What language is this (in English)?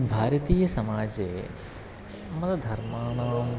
Sanskrit